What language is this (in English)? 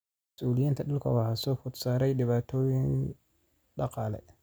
Somali